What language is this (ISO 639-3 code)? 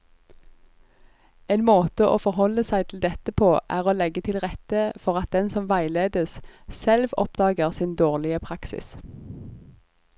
nor